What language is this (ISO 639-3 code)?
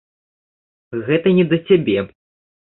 bel